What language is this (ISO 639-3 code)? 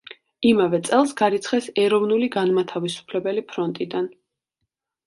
kat